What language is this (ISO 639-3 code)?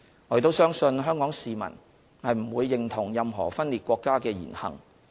yue